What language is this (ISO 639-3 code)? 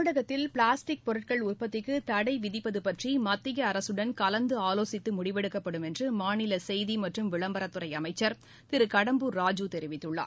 tam